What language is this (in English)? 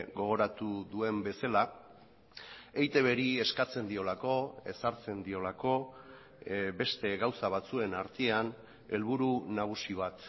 Basque